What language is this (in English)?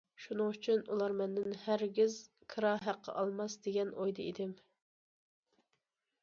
Uyghur